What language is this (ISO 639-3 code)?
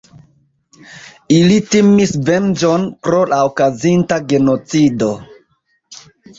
epo